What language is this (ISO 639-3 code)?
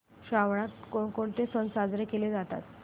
mar